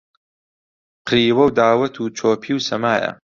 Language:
Central Kurdish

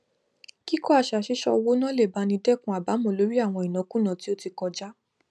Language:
Yoruba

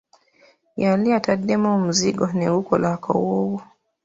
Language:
Ganda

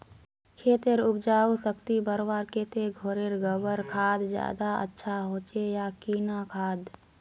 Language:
Magahi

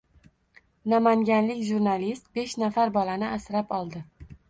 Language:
Uzbek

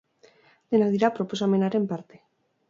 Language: Basque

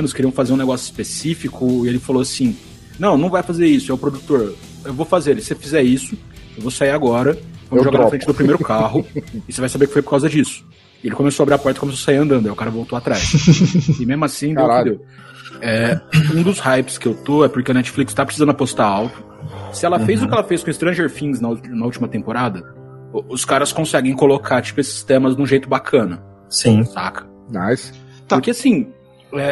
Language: Portuguese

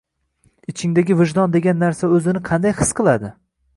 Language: Uzbek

